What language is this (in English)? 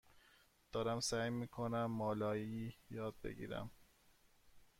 Persian